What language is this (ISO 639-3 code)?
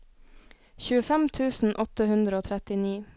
nor